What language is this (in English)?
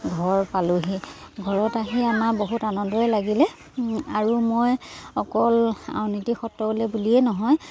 Assamese